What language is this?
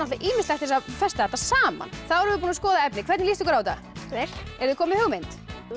Icelandic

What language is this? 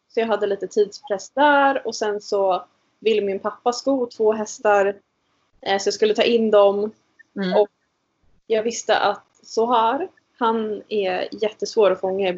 Swedish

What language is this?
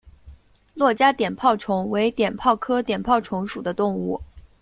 Chinese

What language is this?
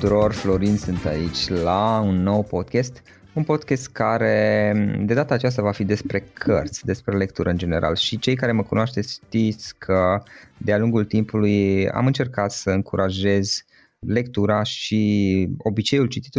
Romanian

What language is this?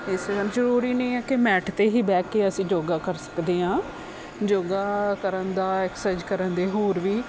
Punjabi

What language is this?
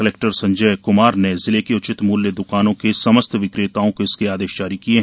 Hindi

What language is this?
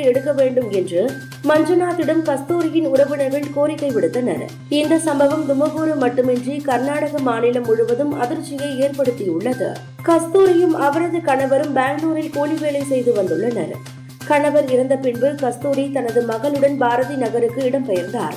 Tamil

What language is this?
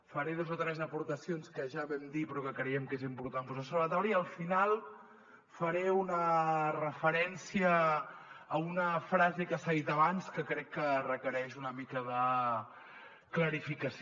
Catalan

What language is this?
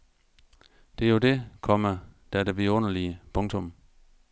Danish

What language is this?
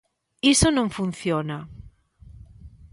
Galician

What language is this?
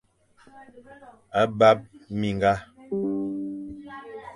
Fang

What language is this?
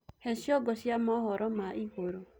Kikuyu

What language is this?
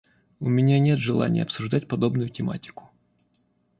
Russian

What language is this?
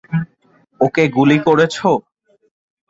Bangla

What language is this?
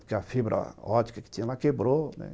Portuguese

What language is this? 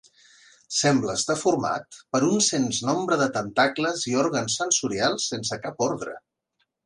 Catalan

